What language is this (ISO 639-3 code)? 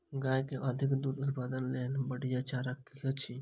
mai